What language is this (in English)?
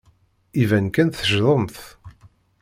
Kabyle